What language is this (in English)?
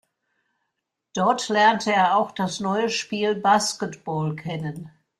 German